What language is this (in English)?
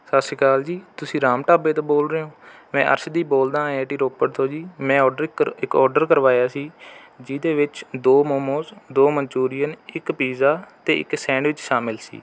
Punjabi